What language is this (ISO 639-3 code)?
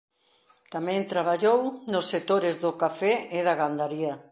glg